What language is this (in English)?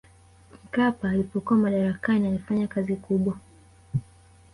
Swahili